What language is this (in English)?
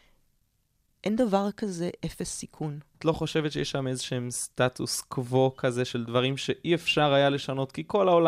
Hebrew